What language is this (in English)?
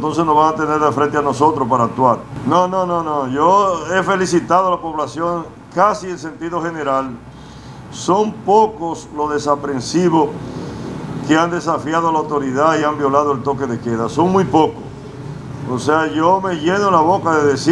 Spanish